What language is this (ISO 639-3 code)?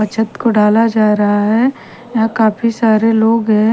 hin